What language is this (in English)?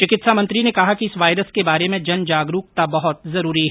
Hindi